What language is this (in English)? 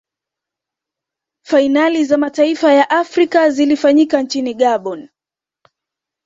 Swahili